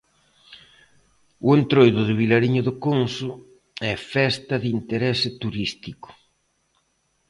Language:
Galician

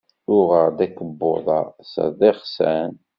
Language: Kabyle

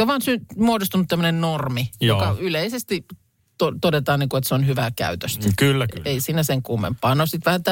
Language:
Finnish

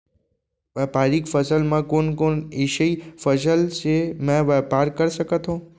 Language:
Chhattisgarhi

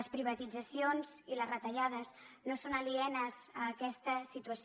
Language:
Catalan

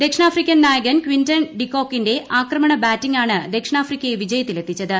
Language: Malayalam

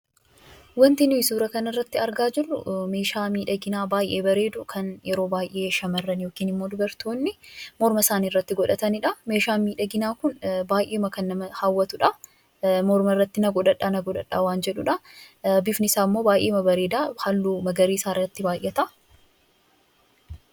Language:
Oromo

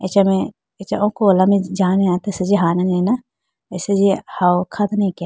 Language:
Idu-Mishmi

